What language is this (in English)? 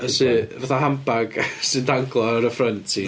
Welsh